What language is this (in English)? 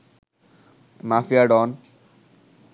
Bangla